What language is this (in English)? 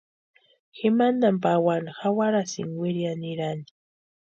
Western Highland Purepecha